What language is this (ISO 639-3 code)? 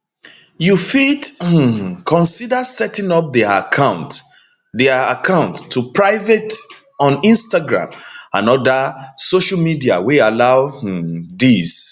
pcm